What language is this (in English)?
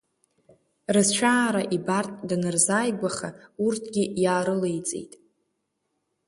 Abkhazian